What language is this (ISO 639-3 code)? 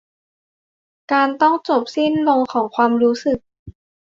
tha